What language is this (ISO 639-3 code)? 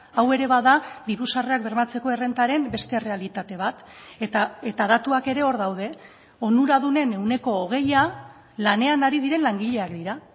eus